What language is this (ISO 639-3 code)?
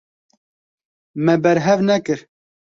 kur